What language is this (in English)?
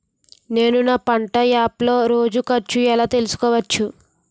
Telugu